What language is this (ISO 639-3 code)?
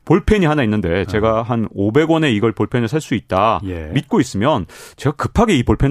kor